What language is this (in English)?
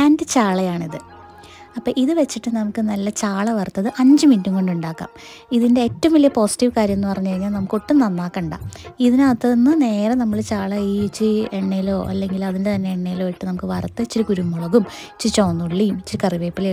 Romanian